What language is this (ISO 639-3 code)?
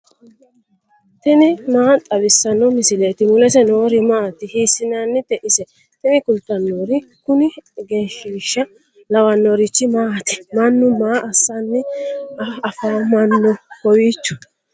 sid